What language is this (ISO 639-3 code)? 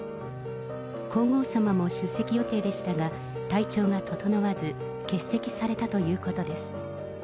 jpn